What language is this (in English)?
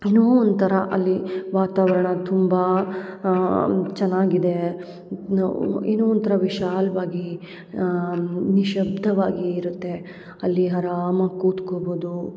Kannada